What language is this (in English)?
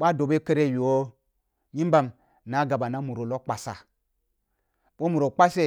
Kulung (Nigeria)